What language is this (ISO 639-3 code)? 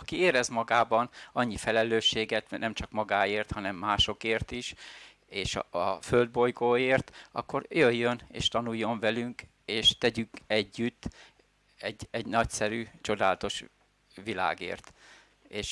hun